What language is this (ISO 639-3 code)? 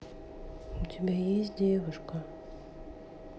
rus